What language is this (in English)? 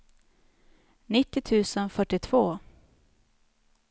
Swedish